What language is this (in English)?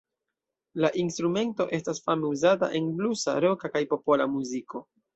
Esperanto